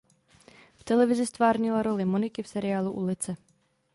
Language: Czech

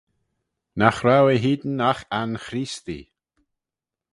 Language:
Manx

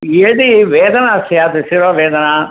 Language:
Sanskrit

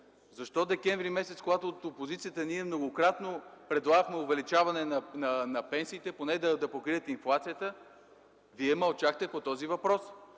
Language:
Bulgarian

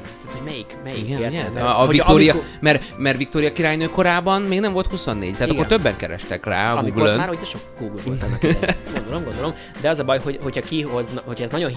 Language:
Hungarian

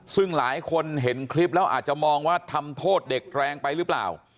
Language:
Thai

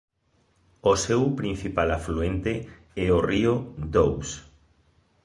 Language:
Galician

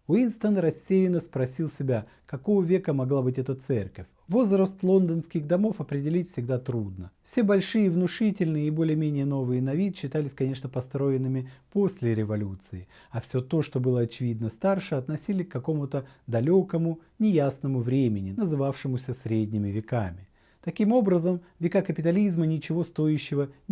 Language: Russian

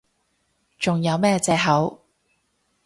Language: Cantonese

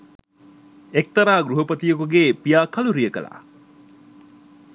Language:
Sinhala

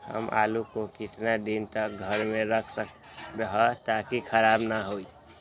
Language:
Magahi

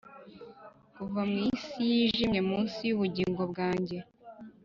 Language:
Kinyarwanda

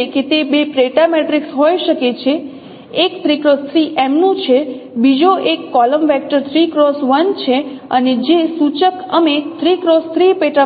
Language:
Gujarati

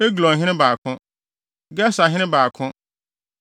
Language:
Akan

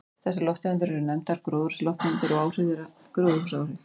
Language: Icelandic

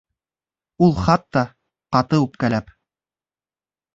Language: Bashkir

